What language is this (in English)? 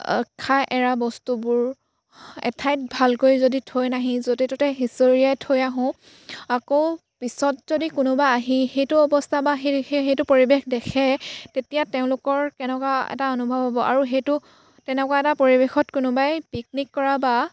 Assamese